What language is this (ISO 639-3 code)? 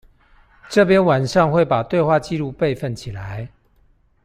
zho